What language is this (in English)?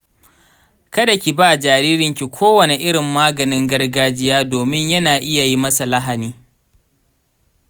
Hausa